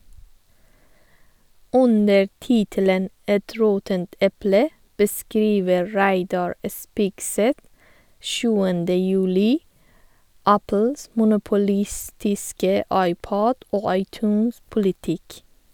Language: Norwegian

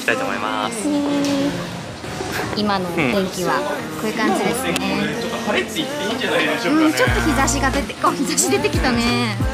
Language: Japanese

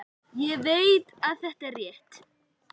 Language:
Icelandic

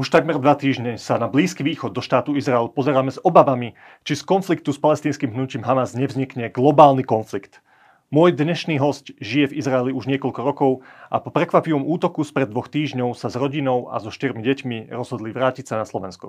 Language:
Slovak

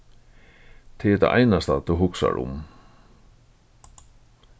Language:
Faroese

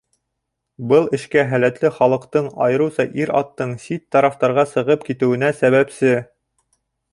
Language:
Bashkir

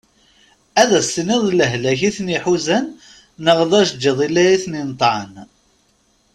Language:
Kabyle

